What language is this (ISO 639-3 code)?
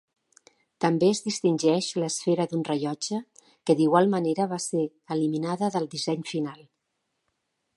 cat